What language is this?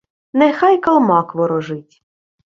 Ukrainian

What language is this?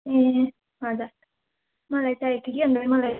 Nepali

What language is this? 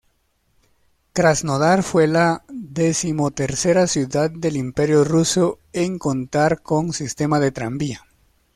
Spanish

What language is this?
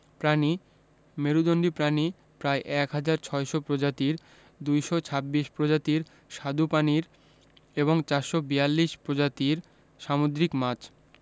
Bangla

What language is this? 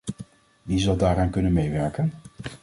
Dutch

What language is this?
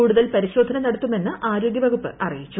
Malayalam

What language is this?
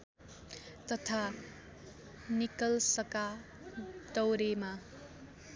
Nepali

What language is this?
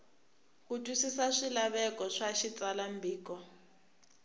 Tsonga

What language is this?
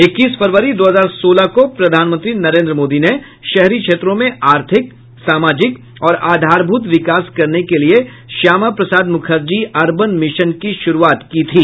Hindi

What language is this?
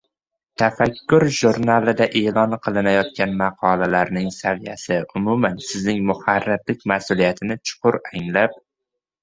Uzbek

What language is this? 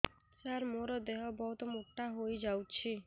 Odia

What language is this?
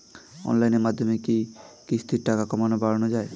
Bangla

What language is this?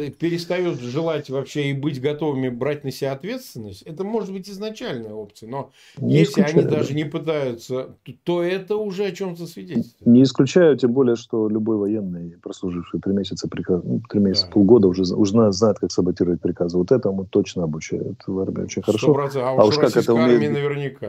Russian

